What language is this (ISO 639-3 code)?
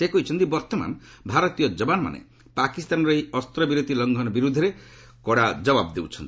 ori